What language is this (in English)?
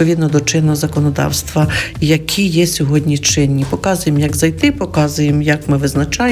Ukrainian